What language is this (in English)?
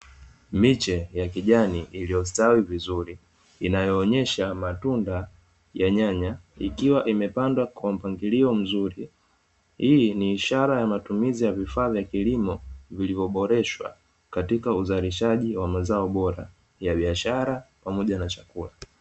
Swahili